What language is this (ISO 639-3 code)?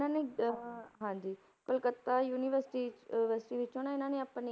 pan